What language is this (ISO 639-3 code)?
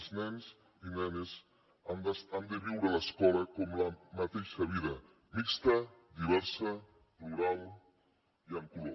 cat